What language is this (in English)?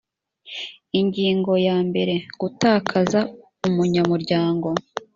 Kinyarwanda